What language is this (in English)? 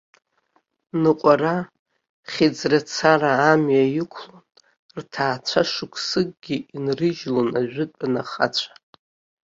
Abkhazian